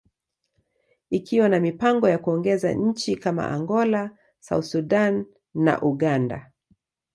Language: Swahili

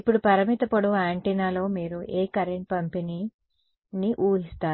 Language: Telugu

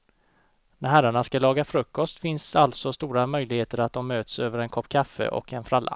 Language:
Swedish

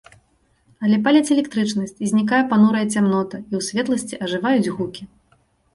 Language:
Belarusian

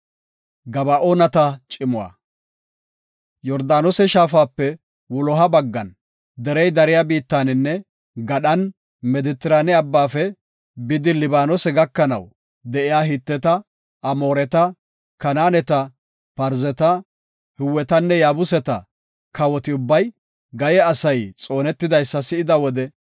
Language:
Gofa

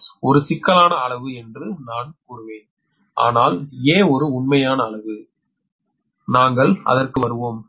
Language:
Tamil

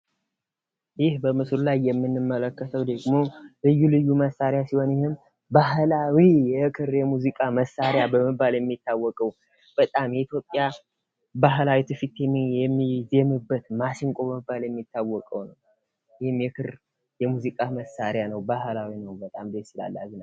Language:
Amharic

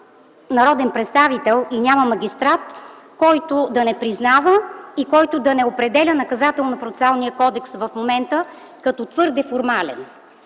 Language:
Bulgarian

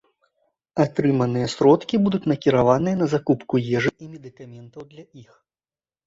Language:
Belarusian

